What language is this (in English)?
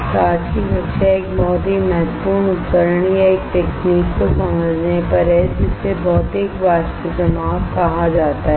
Hindi